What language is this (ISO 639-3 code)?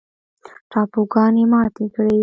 pus